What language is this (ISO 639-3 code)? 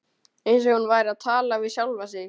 isl